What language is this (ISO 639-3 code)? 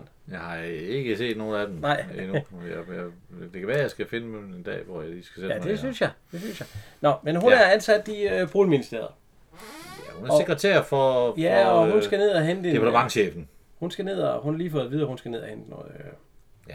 dan